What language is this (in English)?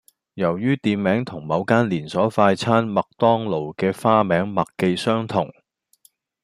Cantonese